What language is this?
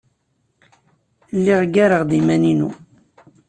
Kabyle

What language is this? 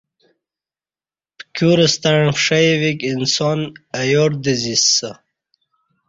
Kati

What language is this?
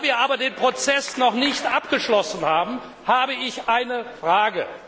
German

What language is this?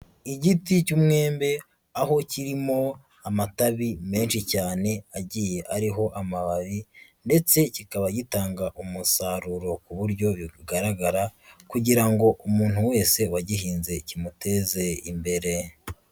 Kinyarwanda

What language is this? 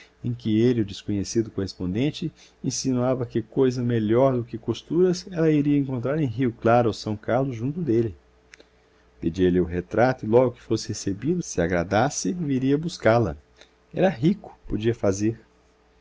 Portuguese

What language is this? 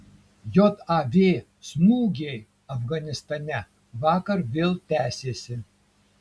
Lithuanian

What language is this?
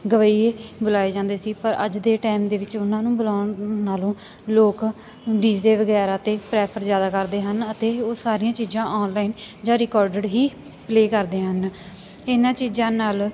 Punjabi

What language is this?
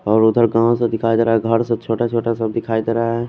Hindi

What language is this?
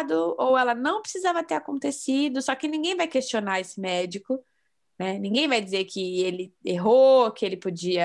Portuguese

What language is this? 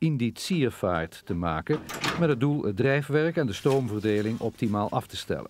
Dutch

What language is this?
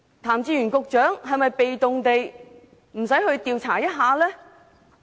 Cantonese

